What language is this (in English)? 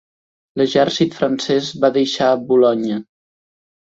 Catalan